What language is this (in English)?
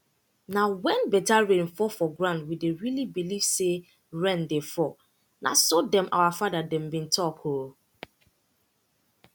Nigerian Pidgin